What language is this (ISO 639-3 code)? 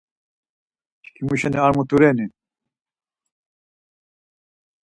lzz